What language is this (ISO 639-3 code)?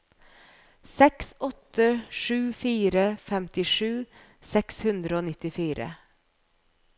nor